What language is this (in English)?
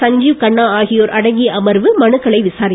Tamil